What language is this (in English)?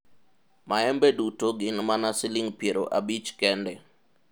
Luo (Kenya and Tanzania)